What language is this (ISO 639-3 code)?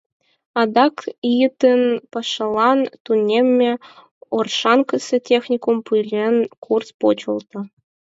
chm